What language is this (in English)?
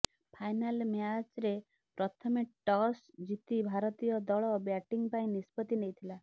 Odia